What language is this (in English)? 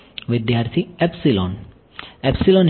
Gujarati